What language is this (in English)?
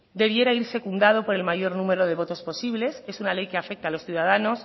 Spanish